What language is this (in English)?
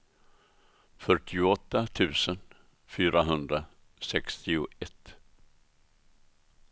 Swedish